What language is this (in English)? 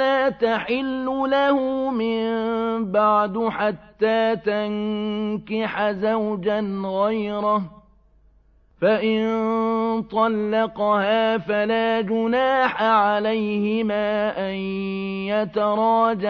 Arabic